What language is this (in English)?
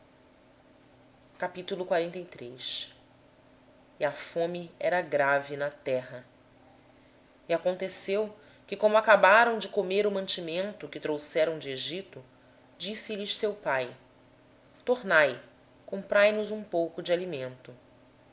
Portuguese